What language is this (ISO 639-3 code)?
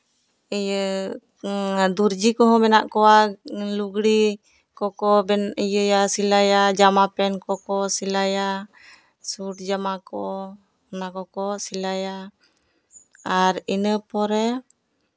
sat